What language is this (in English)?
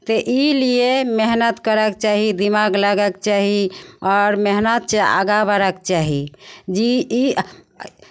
Maithili